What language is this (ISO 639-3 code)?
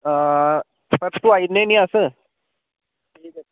doi